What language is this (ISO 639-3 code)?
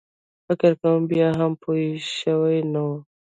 pus